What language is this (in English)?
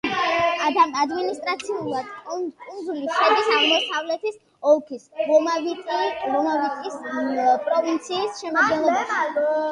Georgian